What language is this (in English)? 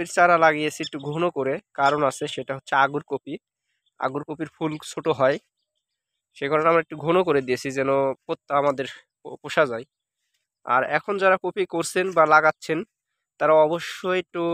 Romanian